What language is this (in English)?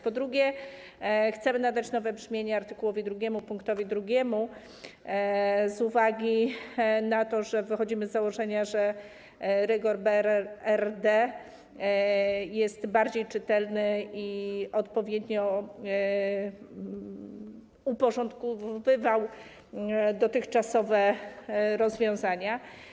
Polish